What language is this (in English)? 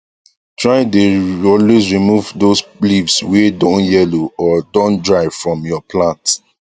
Nigerian Pidgin